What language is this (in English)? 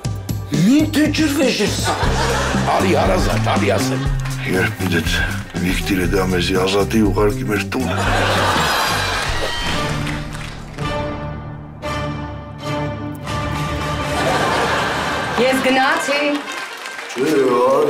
Romanian